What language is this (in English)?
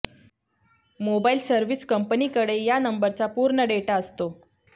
Marathi